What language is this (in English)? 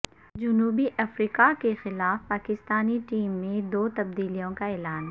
Urdu